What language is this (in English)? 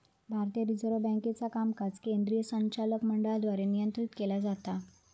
Marathi